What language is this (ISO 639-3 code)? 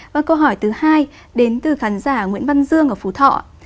vie